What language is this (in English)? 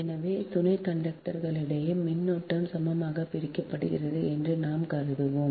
Tamil